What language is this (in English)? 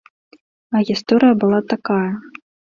Belarusian